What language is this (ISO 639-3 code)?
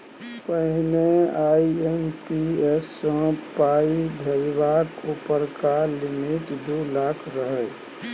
mai